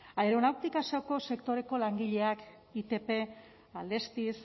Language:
Basque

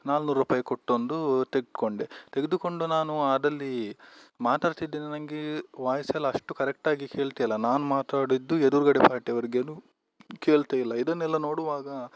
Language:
Kannada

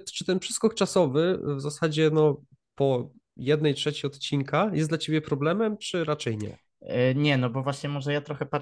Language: Polish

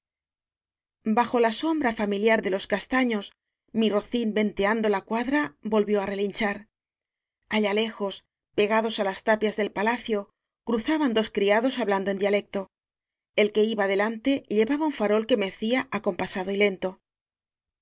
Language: Spanish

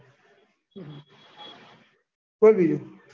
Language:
Gujarati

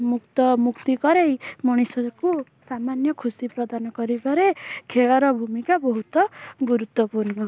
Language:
Odia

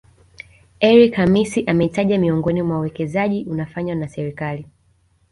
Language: Swahili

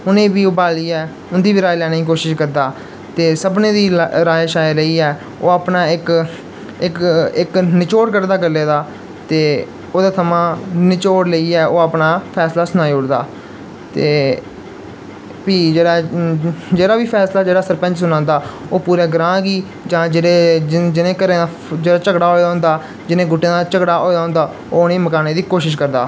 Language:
Dogri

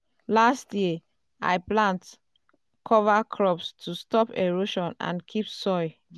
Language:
Nigerian Pidgin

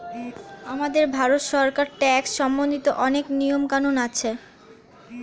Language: Bangla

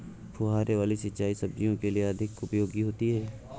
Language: Hindi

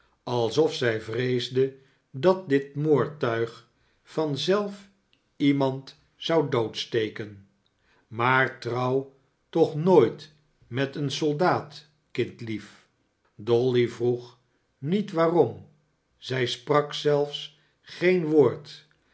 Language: Dutch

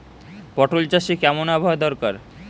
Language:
Bangla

